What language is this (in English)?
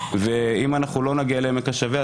Hebrew